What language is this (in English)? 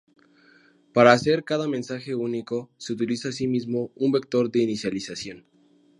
Spanish